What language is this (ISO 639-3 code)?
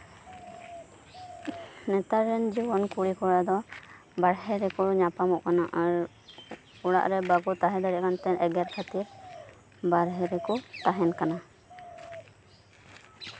sat